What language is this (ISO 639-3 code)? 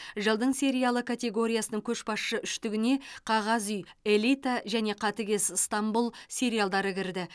kaz